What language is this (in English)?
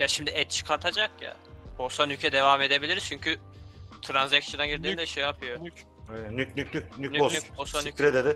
Turkish